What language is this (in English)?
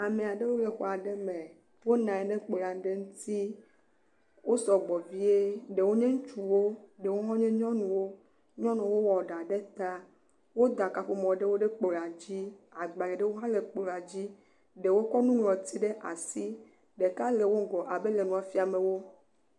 Ewe